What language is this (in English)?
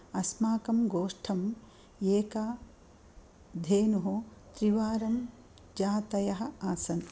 Sanskrit